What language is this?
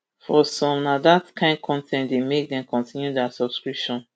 Nigerian Pidgin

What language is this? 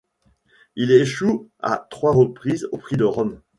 French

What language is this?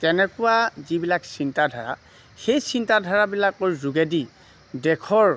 Assamese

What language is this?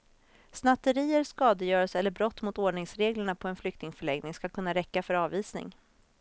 Swedish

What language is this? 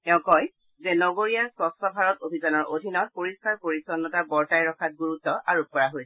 Assamese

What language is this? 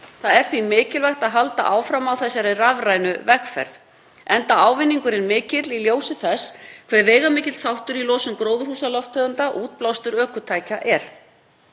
Icelandic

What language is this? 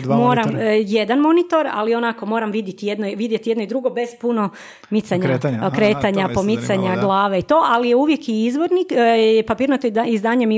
Croatian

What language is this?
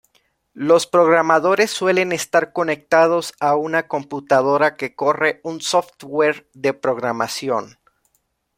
Spanish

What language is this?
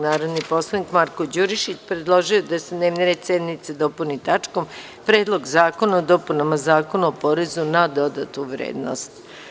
Serbian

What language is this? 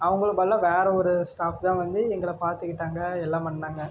Tamil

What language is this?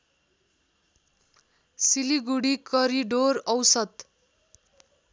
Nepali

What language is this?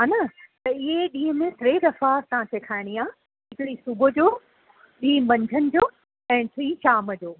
Sindhi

